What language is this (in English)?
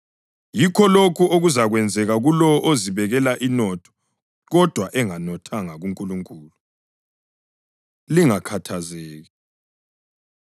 North Ndebele